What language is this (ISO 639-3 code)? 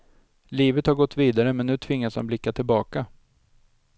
swe